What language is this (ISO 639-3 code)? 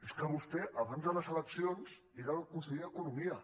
cat